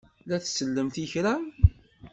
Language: Kabyle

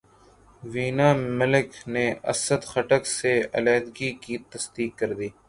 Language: Urdu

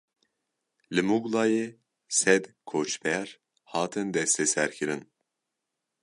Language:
Kurdish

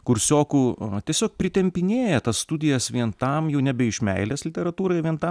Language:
Lithuanian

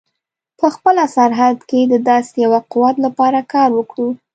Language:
Pashto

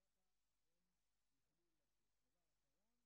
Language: Hebrew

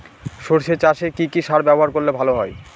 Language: Bangla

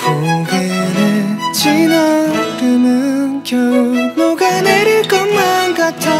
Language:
Korean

